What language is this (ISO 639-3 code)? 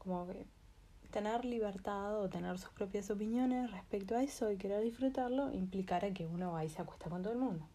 spa